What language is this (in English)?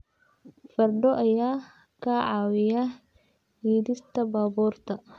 Somali